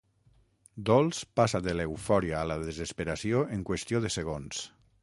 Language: Catalan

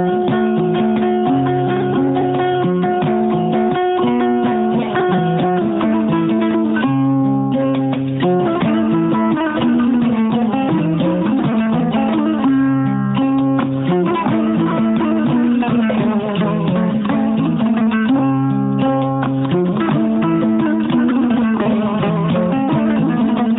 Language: Fula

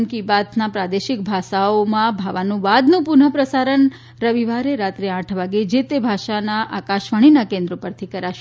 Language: Gujarati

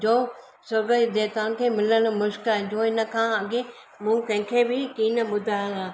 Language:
Sindhi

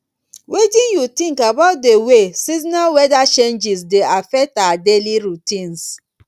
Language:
Nigerian Pidgin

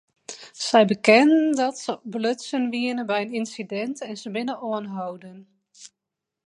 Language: Western Frisian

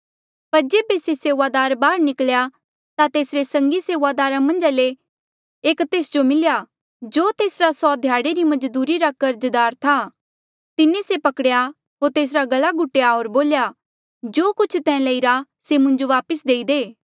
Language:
Mandeali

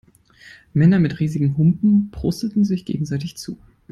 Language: German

